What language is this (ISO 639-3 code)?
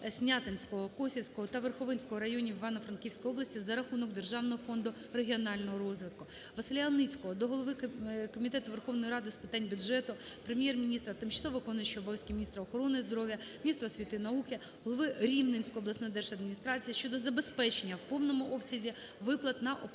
ukr